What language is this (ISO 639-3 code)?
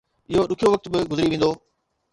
snd